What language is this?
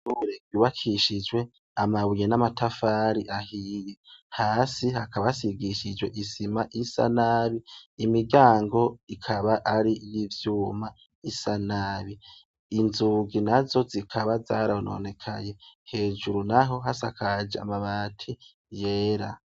Rundi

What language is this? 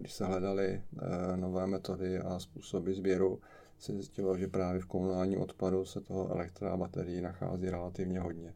Czech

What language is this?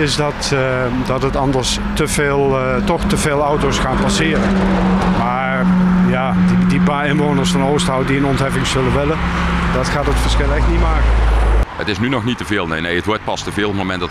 Dutch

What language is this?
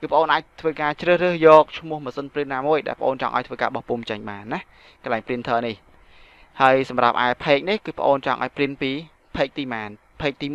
Vietnamese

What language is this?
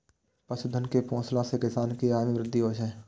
Maithili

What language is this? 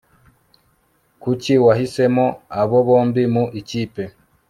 Kinyarwanda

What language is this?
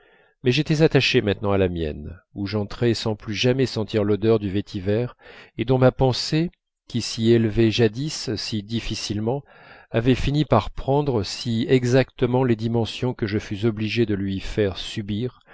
French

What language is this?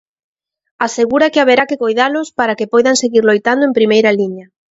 Galician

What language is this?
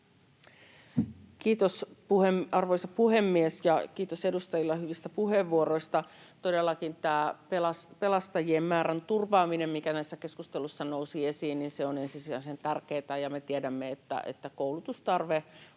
Finnish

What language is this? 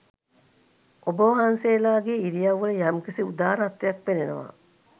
Sinhala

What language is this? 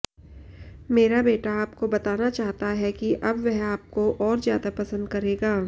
Hindi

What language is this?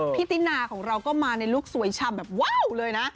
Thai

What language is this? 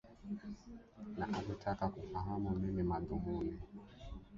Swahili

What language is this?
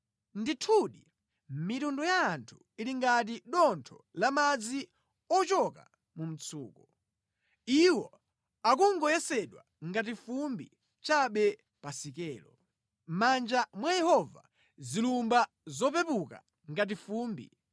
Nyanja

